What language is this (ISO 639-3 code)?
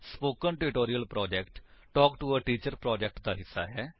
pan